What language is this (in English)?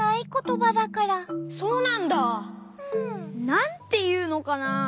Japanese